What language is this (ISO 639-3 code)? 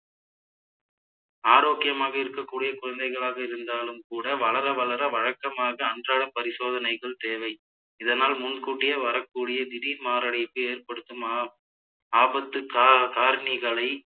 tam